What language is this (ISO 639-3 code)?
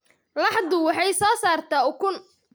som